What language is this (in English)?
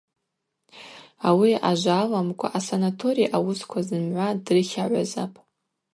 Abaza